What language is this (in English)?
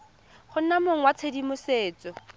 Tswana